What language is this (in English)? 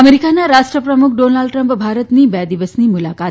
Gujarati